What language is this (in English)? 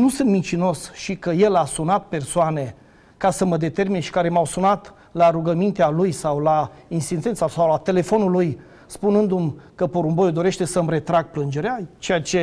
Romanian